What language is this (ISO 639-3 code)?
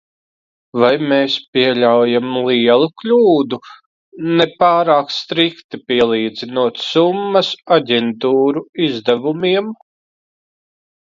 lav